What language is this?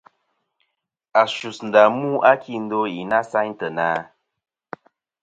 Kom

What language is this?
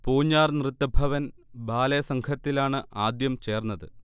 Malayalam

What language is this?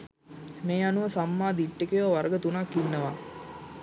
Sinhala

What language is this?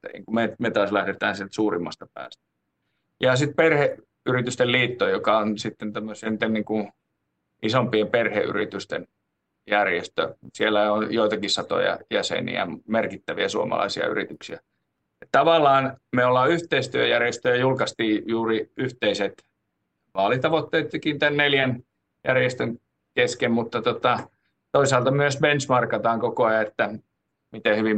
Finnish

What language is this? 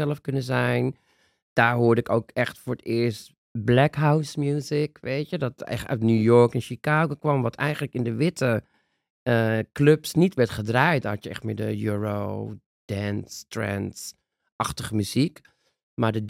Dutch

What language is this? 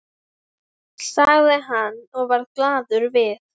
Icelandic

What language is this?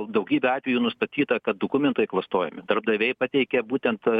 Lithuanian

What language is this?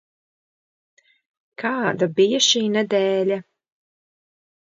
Latvian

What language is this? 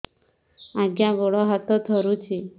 Odia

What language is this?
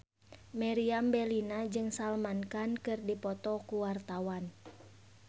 Sundanese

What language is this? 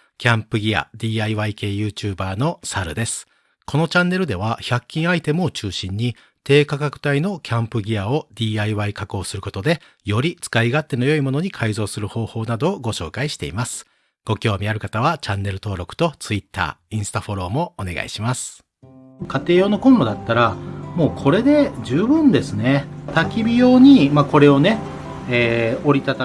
Japanese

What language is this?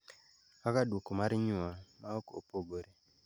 Luo (Kenya and Tanzania)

